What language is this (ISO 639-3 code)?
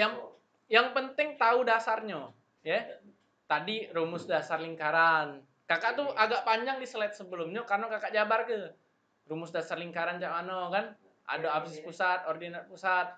ind